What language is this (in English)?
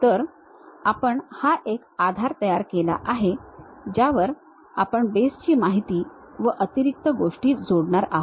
Marathi